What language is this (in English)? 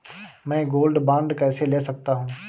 Hindi